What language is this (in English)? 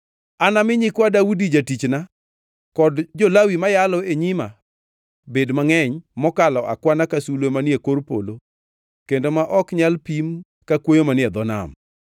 Luo (Kenya and Tanzania)